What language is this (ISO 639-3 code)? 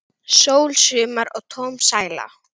isl